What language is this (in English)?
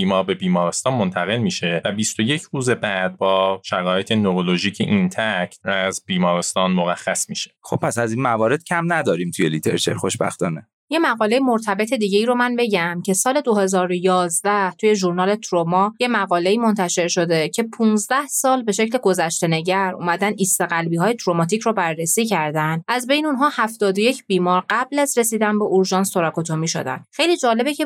Persian